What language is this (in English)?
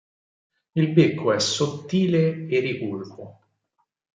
Italian